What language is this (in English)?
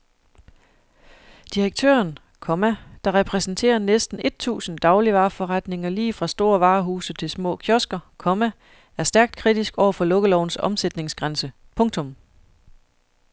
Danish